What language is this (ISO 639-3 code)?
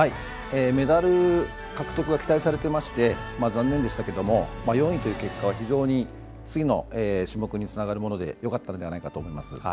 jpn